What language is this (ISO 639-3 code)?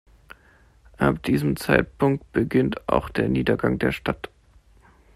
deu